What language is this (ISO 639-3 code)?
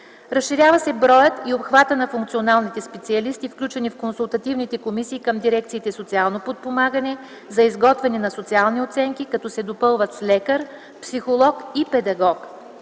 bul